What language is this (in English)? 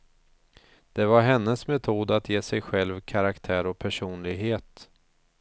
Swedish